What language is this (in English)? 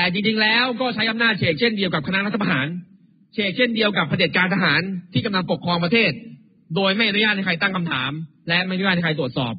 Thai